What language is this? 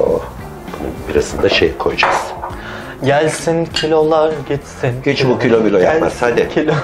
Turkish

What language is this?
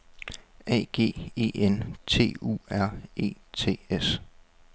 Danish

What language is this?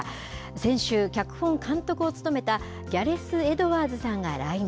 Japanese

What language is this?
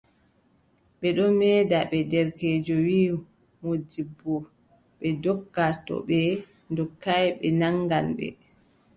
Adamawa Fulfulde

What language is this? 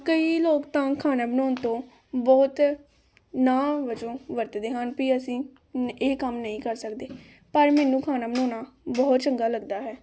Punjabi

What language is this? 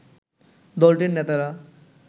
Bangla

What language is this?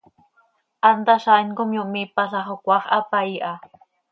Seri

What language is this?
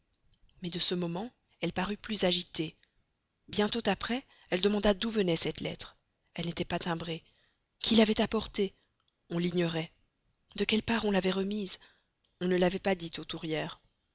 French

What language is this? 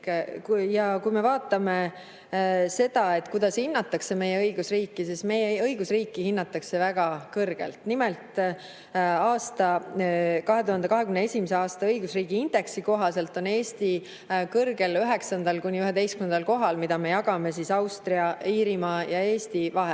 Estonian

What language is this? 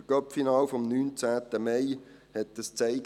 Swiss German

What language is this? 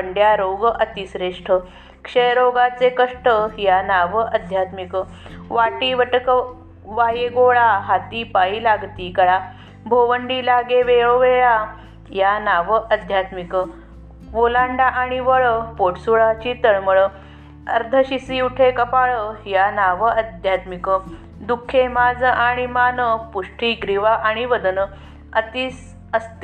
Marathi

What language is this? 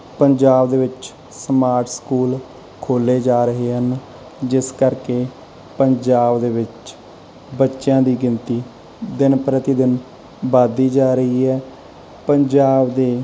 Punjabi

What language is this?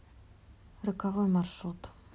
Russian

